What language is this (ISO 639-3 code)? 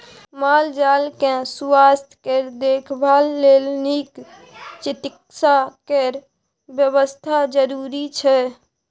mai